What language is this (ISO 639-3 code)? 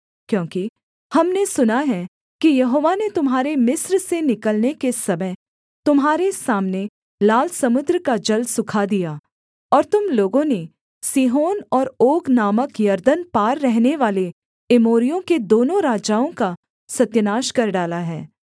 hin